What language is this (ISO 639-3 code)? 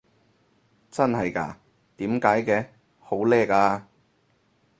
yue